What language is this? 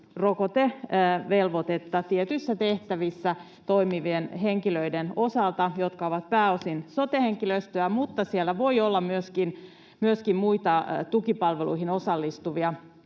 Finnish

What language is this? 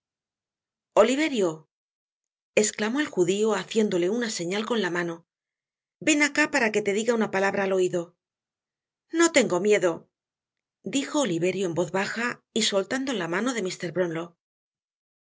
Spanish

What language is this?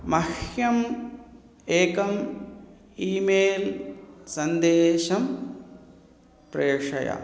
Sanskrit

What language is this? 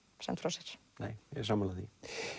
Icelandic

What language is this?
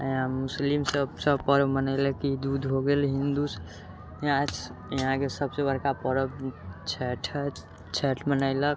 Maithili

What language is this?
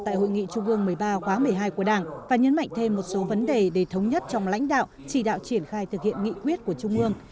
Vietnamese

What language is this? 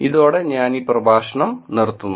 Malayalam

